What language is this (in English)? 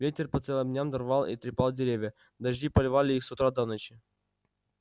Russian